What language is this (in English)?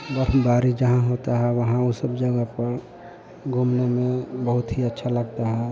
Hindi